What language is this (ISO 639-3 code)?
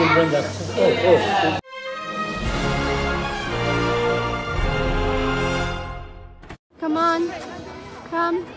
eng